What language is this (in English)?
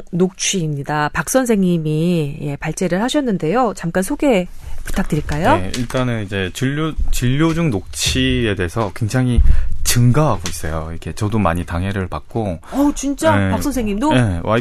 Korean